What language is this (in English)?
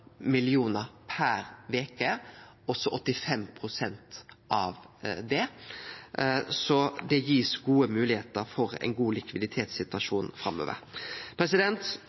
Norwegian Nynorsk